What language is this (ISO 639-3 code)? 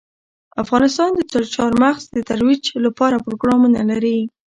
pus